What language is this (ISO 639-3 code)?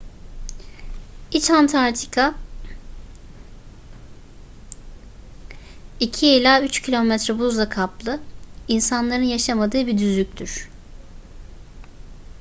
tur